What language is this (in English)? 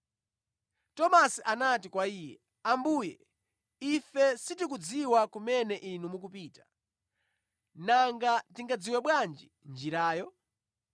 Nyanja